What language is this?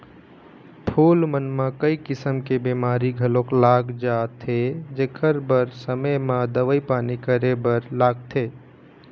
Chhattisgarhi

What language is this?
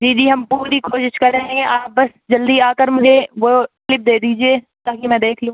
Urdu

